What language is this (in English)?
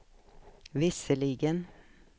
Swedish